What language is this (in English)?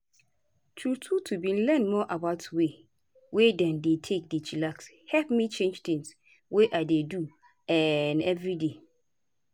Nigerian Pidgin